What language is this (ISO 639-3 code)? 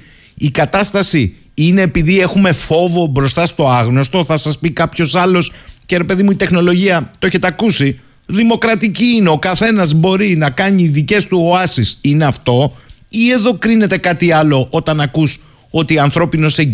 ell